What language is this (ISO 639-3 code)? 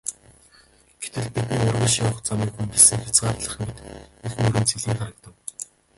mon